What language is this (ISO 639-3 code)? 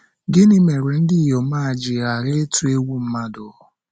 ibo